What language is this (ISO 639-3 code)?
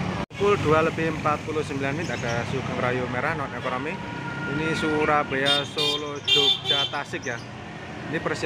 ind